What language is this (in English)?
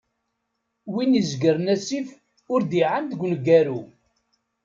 Kabyle